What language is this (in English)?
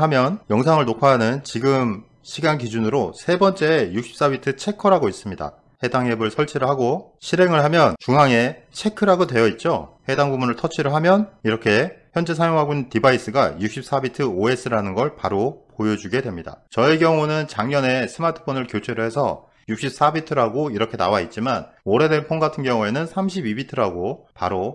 Korean